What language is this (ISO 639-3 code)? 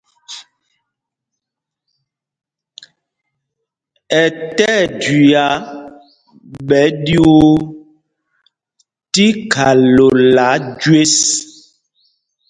mgg